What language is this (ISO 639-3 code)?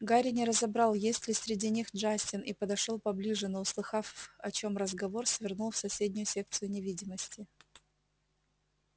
rus